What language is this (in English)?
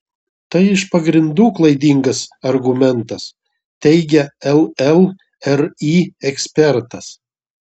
Lithuanian